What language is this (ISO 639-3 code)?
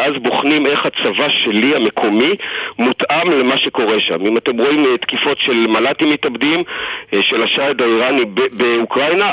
heb